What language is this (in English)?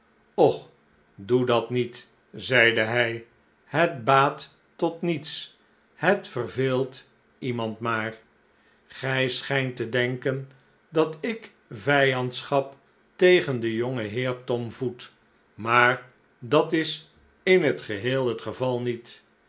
Dutch